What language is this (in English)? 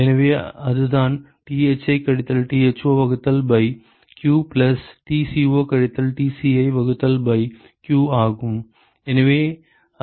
Tamil